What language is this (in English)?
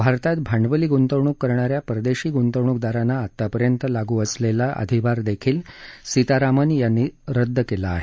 Marathi